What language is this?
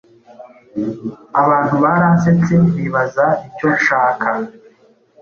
Kinyarwanda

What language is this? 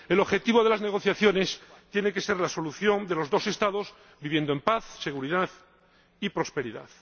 Spanish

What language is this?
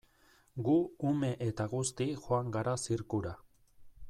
Basque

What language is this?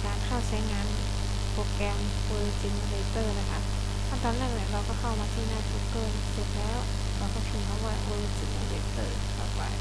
Thai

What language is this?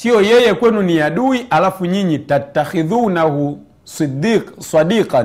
Swahili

